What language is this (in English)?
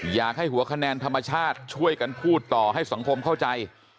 Thai